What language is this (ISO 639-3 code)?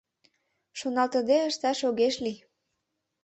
chm